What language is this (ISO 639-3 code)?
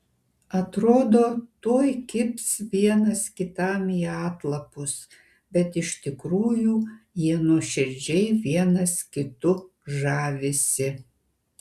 lit